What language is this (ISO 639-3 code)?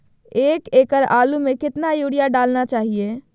mag